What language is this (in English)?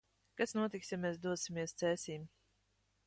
Latvian